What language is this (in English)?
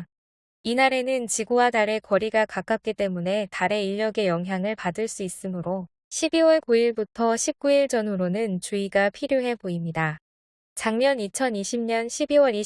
Korean